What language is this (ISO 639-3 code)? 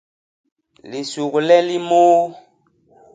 bas